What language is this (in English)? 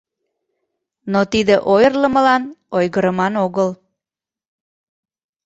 Mari